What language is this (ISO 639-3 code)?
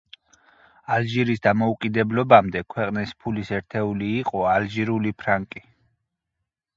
kat